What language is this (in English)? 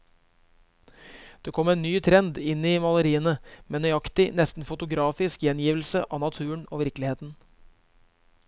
Norwegian